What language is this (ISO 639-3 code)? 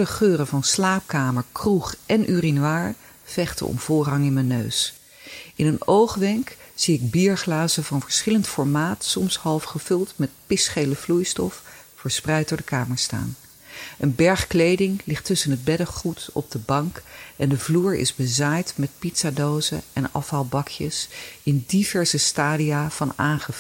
nld